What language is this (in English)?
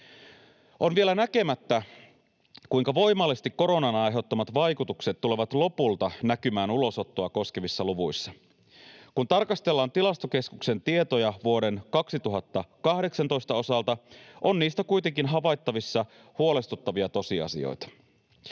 Finnish